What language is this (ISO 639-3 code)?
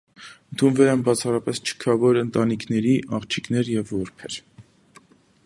hye